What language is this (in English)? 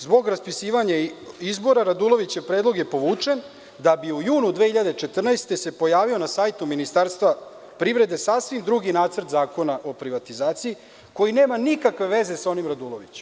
Serbian